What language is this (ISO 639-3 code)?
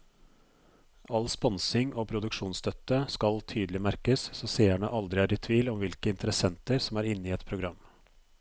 nor